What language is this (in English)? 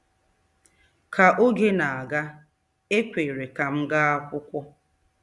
Igbo